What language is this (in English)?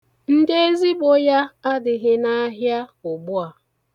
Igbo